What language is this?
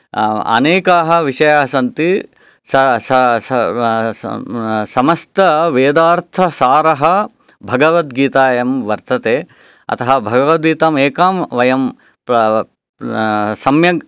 Sanskrit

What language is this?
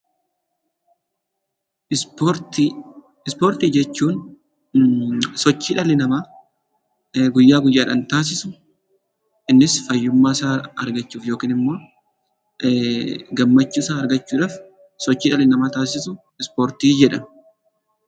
Oromo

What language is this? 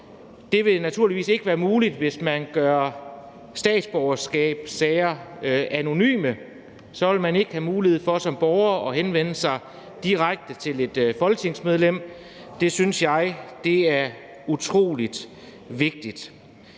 Danish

